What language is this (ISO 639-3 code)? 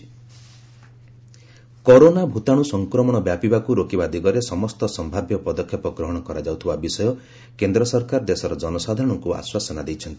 ori